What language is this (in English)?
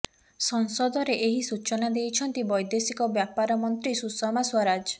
Odia